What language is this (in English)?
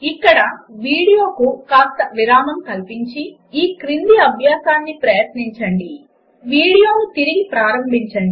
Telugu